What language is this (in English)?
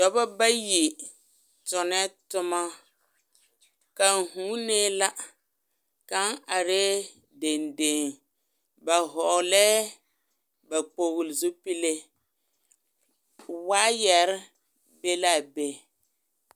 Southern Dagaare